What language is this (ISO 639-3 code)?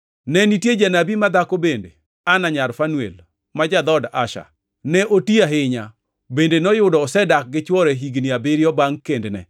luo